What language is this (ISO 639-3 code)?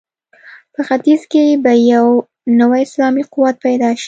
pus